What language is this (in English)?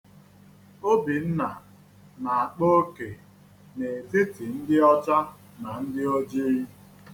Igbo